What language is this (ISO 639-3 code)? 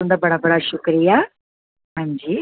doi